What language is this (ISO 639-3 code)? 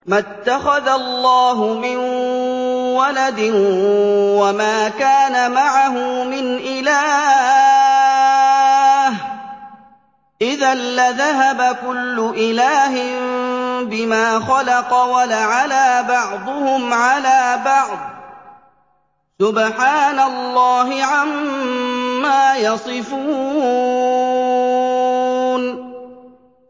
ara